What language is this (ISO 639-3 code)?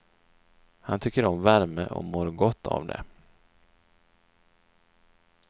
swe